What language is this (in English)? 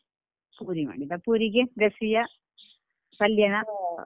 Kannada